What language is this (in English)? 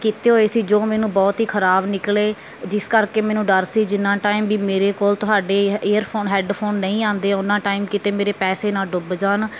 Punjabi